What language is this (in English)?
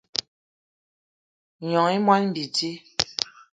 Eton (Cameroon)